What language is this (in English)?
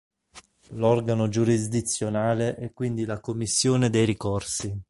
Italian